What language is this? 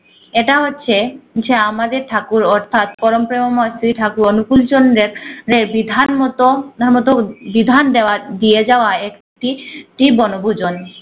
Bangla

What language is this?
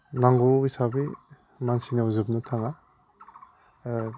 Bodo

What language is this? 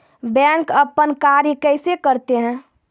Maithili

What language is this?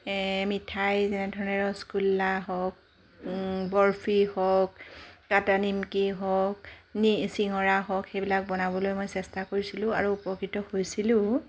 Assamese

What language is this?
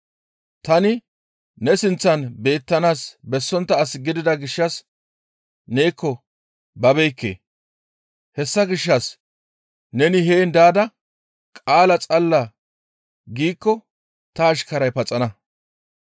Gamo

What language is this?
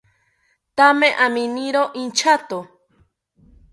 South Ucayali Ashéninka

